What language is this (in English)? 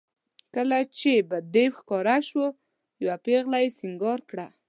Pashto